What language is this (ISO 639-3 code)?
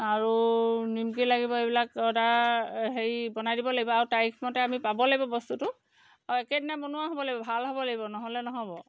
asm